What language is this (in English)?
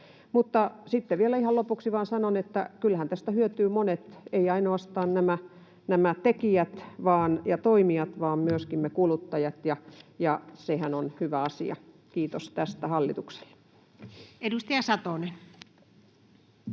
Finnish